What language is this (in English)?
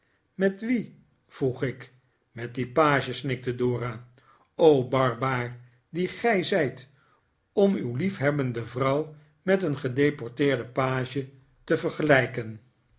Dutch